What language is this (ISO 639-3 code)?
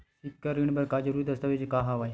hne